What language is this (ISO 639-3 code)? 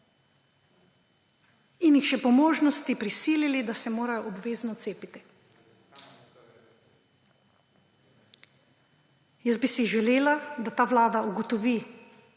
slv